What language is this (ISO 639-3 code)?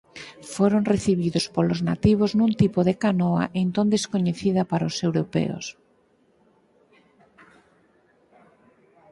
glg